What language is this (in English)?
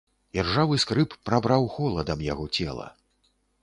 Belarusian